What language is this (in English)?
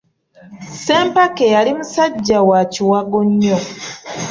Ganda